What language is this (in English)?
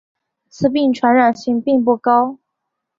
Chinese